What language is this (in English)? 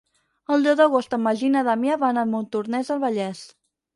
Catalan